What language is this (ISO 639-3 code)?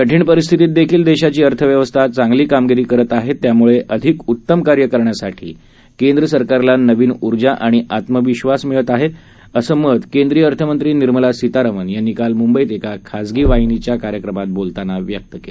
mar